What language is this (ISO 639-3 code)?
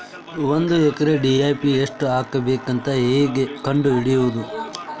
kan